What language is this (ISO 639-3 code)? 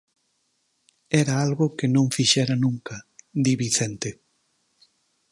glg